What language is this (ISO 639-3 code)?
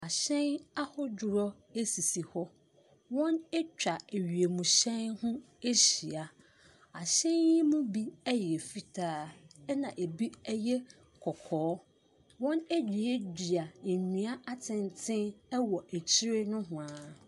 aka